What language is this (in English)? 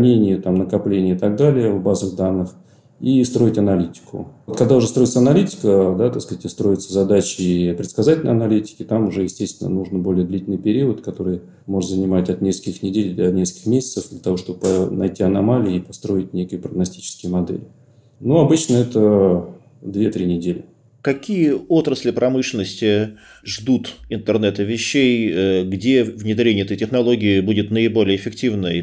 Russian